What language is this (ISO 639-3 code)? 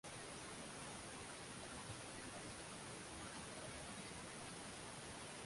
swa